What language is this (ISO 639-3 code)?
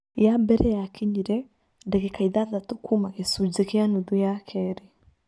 kik